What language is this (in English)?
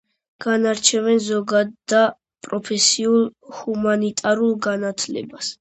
Georgian